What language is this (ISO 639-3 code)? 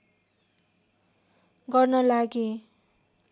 nep